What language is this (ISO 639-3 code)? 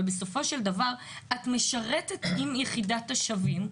heb